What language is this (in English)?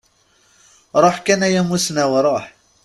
Kabyle